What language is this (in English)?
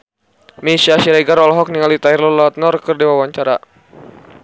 Sundanese